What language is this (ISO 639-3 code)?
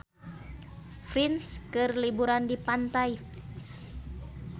sun